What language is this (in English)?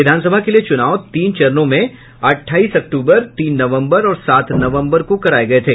Hindi